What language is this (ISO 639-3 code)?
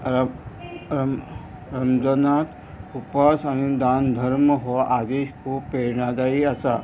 kok